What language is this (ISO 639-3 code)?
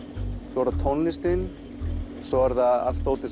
isl